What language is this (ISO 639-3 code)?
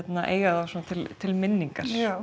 isl